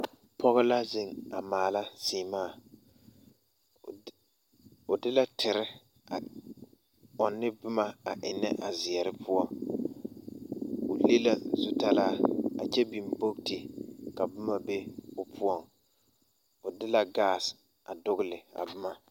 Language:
Southern Dagaare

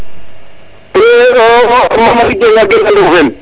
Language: Serer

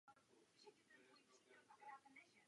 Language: Czech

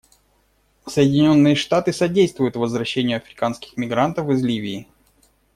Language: Russian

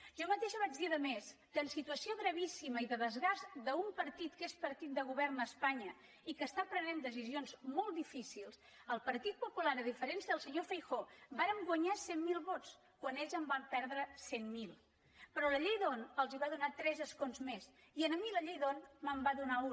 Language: Catalan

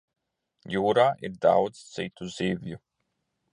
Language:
Latvian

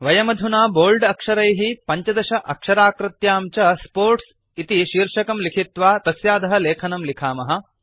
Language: Sanskrit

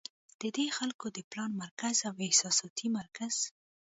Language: Pashto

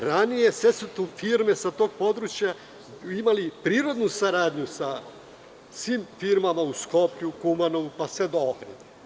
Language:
Serbian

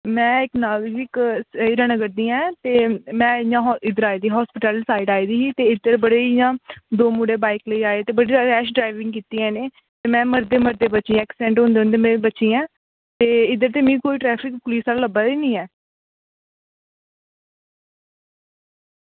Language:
Dogri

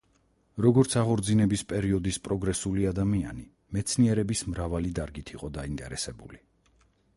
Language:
Georgian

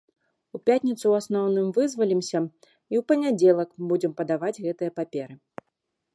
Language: Belarusian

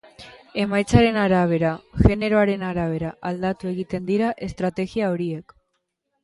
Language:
Basque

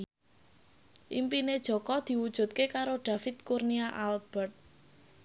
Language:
Javanese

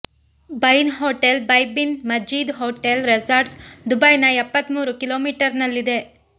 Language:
Kannada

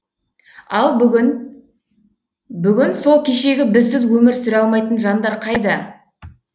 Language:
Kazakh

